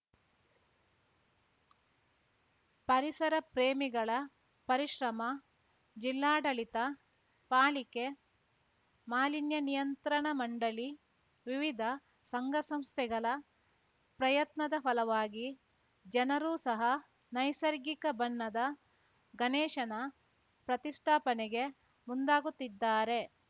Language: Kannada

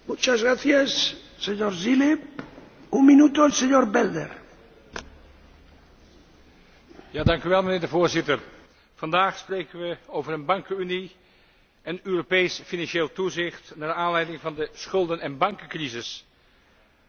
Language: Dutch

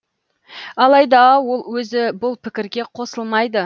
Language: Kazakh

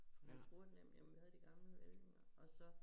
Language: Danish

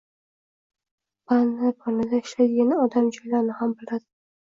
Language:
Uzbek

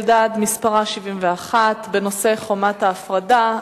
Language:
Hebrew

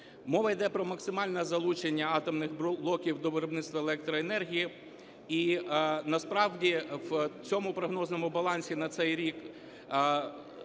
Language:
Ukrainian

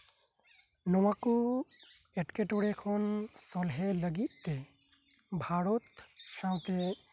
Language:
Santali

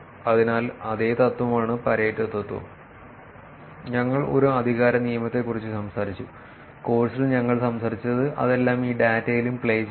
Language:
Malayalam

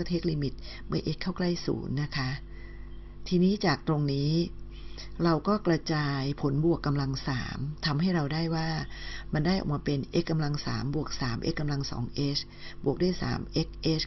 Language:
Thai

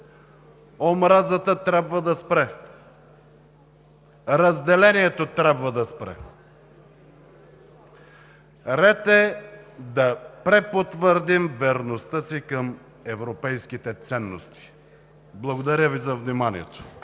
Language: Bulgarian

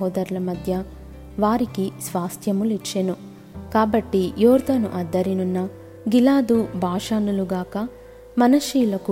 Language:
Telugu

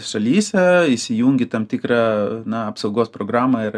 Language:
Lithuanian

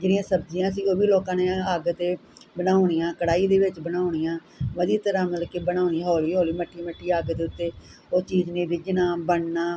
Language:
Punjabi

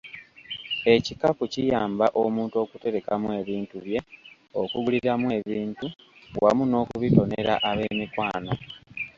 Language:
Ganda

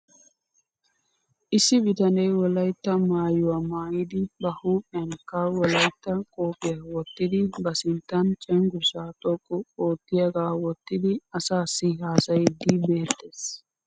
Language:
Wolaytta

